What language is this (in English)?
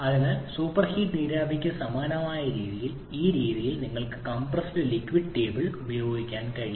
Malayalam